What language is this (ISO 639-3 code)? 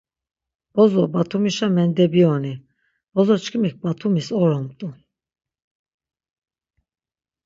lzz